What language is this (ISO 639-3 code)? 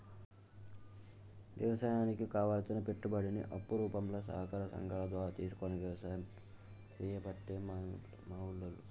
tel